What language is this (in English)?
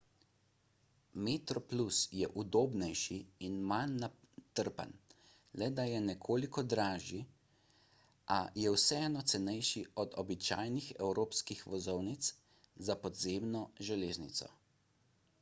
Slovenian